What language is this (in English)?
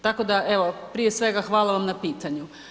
Croatian